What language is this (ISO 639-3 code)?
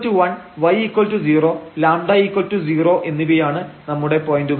mal